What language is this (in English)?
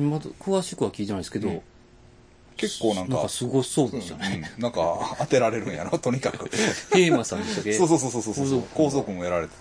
Japanese